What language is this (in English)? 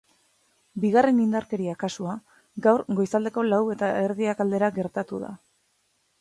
Basque